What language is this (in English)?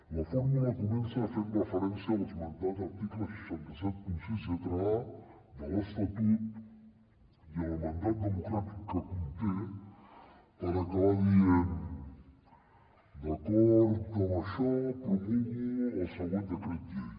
Catalan